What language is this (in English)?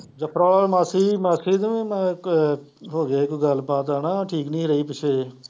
Punjabi